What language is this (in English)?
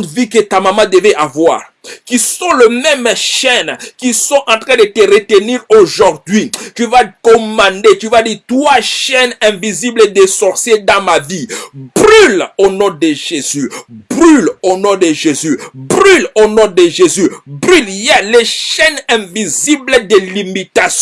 French